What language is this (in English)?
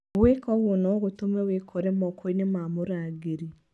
Kikuyu